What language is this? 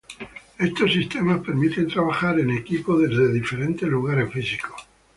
Spanish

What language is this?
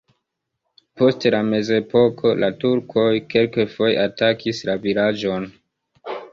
Esperanto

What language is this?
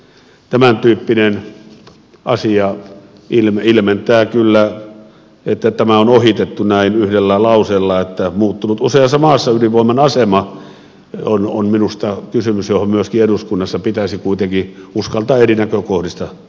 Finnish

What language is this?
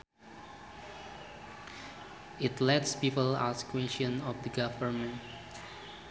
Sundanese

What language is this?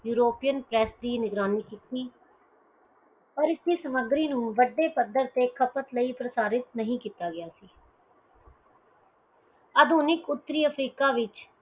Punjabi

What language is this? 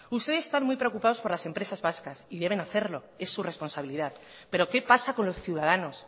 Spanish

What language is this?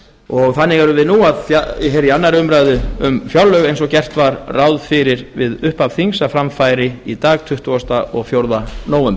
Icelandic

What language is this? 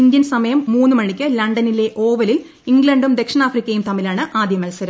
Malayalam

